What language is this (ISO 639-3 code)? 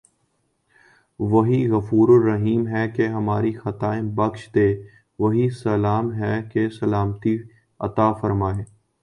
urd